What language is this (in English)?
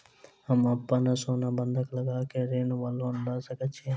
Maithili